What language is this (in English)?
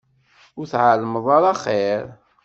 Kabyle